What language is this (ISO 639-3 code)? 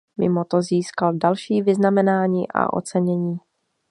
ces